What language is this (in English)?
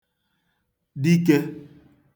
Igbo